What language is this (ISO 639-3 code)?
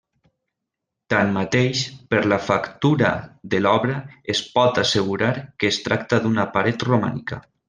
cat